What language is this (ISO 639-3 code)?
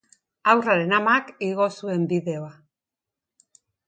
eus